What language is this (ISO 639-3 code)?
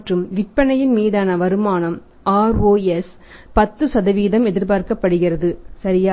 tam